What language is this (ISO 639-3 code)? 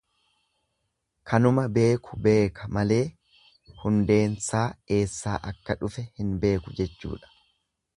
orm